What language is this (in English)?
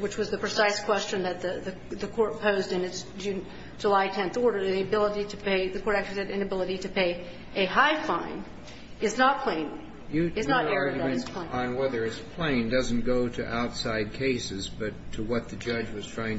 English